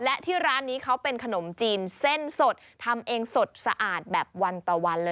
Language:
Thai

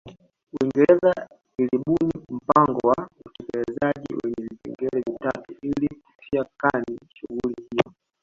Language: Swahili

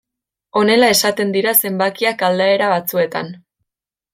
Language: Basque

